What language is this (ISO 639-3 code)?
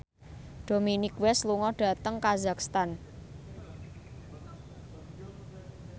jav